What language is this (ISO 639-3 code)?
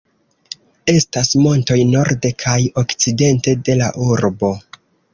epo